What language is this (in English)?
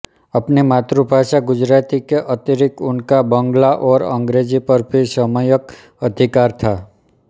Hindi